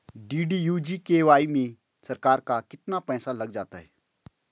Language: Hindi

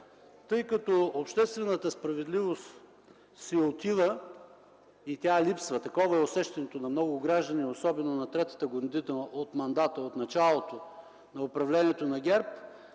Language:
Bulgarian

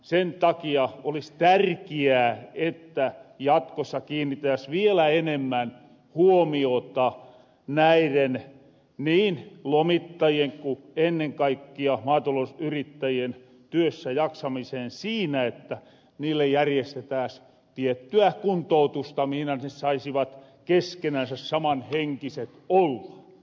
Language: Finnish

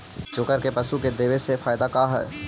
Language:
Magahi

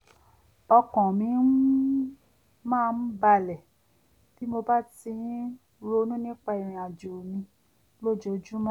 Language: Yoruba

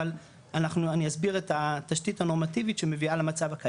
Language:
Hebrew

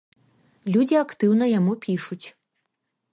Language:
Belarusian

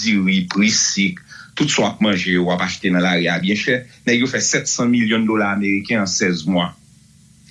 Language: French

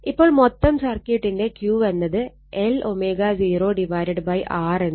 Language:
Malayalam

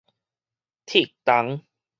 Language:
Min Nan Chinese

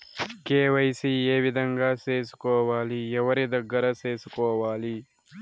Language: Telugu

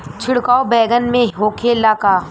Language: Bhojpuri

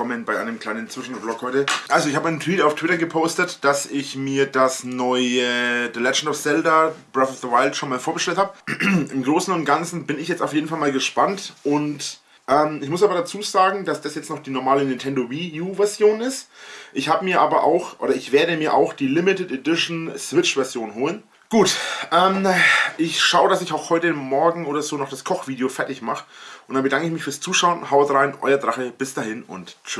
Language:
German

